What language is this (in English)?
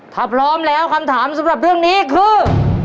Thai